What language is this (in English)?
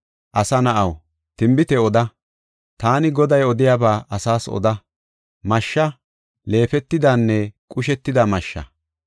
Gofa